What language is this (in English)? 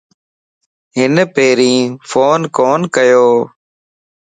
Lasi